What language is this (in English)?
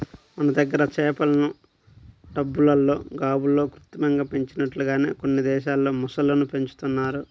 Telugu